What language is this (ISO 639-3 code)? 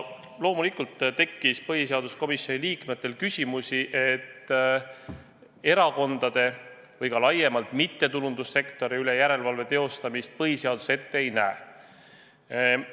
est